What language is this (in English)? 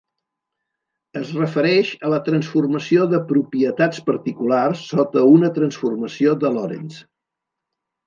Catalan